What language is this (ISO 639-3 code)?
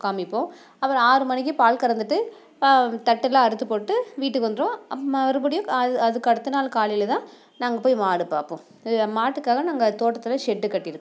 tam